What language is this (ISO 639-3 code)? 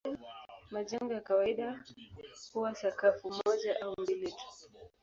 swa